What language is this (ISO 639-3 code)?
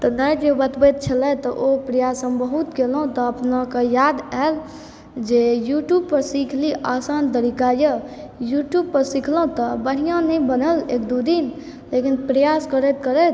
mai